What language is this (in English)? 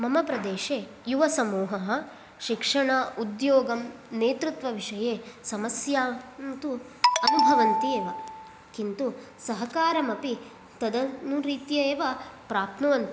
Sanskrit